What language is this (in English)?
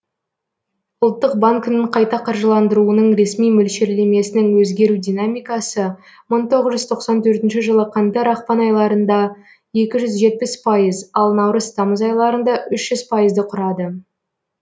Kazakh